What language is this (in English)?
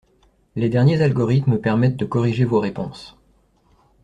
French